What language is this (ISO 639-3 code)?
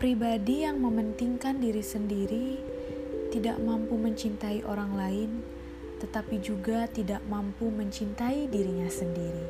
ind